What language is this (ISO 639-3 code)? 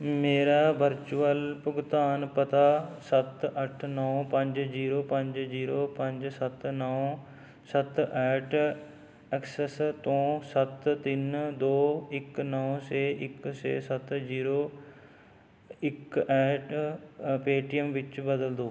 pan